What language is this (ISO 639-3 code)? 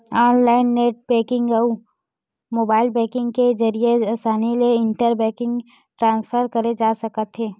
hne